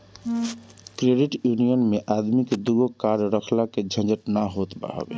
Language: Bhojpuri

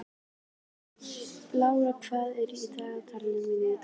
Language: Icelandic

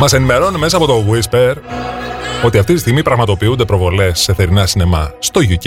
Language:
Greek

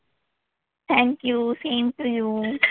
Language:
Marathi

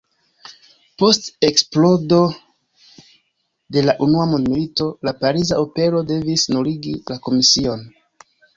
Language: Esperanto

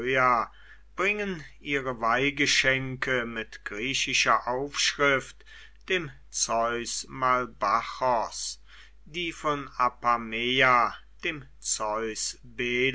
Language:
German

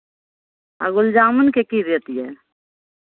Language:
Maithili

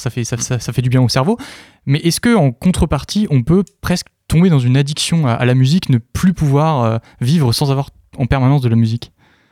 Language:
French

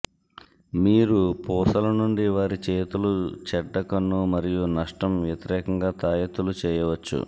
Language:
Telugu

